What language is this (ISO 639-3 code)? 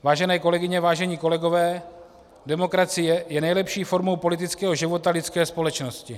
ces